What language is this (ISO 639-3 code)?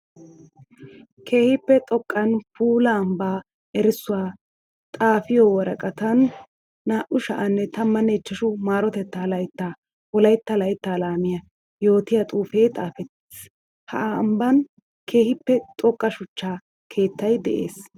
wal